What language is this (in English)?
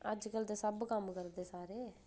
Dogri